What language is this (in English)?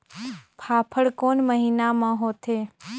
Chhattisgarhi